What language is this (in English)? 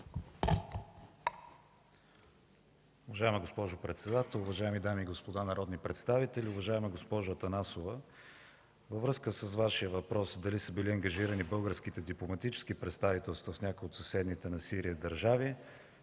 Bulgarian